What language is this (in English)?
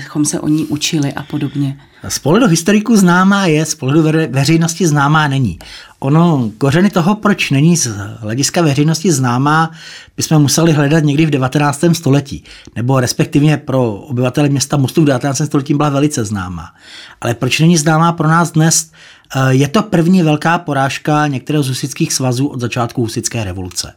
Czech